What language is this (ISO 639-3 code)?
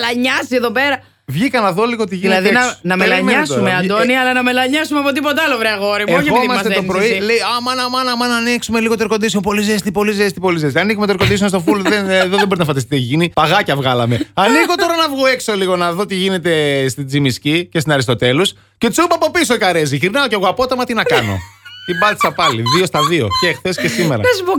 ell